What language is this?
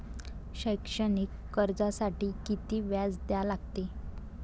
Marathi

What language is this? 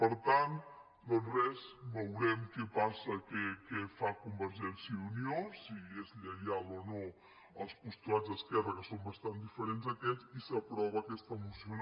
Catalan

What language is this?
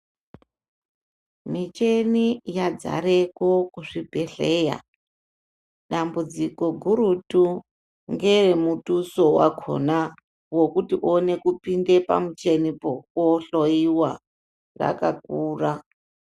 Ndau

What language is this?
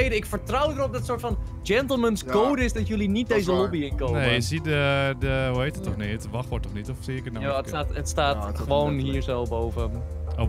Dutch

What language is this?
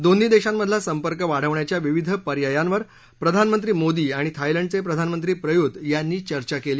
Marathi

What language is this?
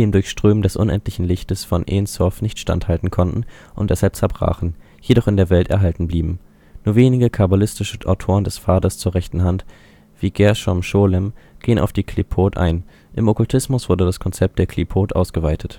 German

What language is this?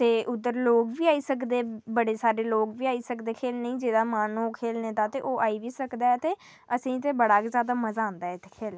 Dogri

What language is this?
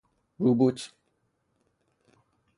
Persian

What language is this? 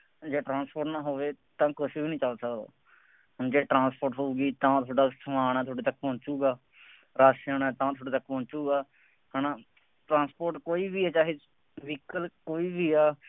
Punjabi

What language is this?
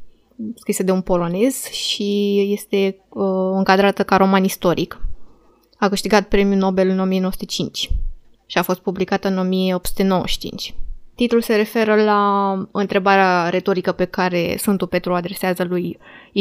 Romanian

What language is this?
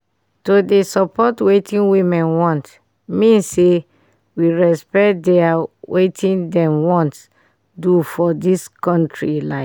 Nigerian Pidgin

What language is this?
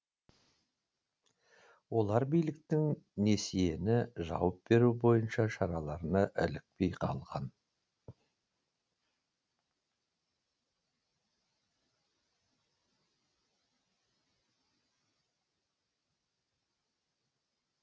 Kazakh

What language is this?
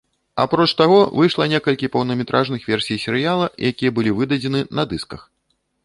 Belarusian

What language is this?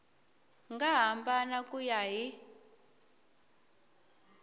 Tsonga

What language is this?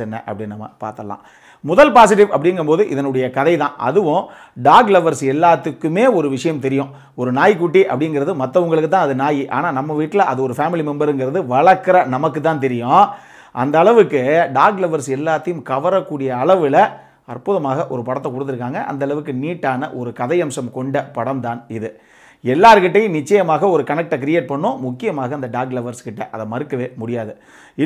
Hindi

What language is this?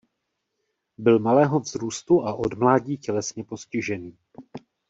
Czech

